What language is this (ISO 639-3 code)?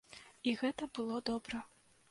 bel